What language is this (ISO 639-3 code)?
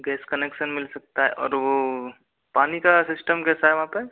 hin